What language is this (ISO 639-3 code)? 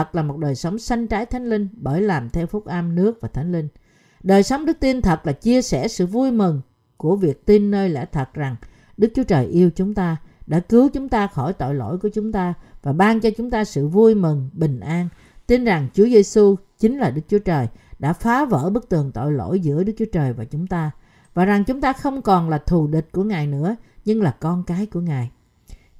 vie